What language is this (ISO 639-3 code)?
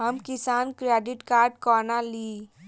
mai